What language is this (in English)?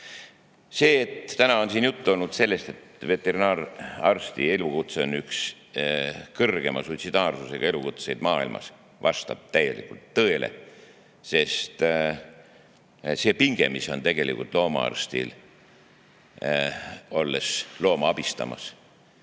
Estonian